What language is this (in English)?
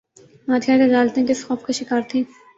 Urdu